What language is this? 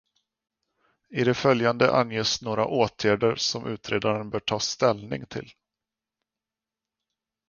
Swedish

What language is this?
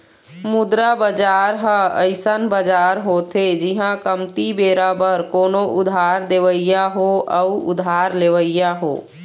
Chhattisgarhi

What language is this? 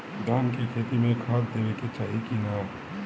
Bhojpuri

